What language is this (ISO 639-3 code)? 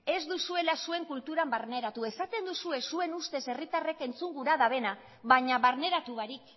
eus